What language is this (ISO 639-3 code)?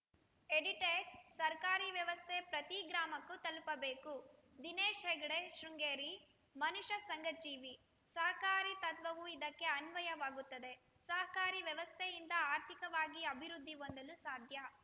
kan